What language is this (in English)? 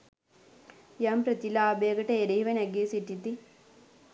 Sinhala